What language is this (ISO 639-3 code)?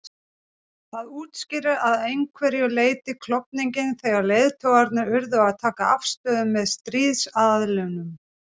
isl